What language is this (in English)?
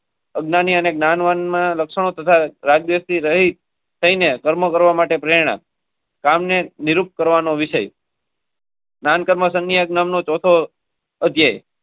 Gujarati